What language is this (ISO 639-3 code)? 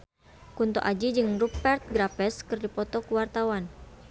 sun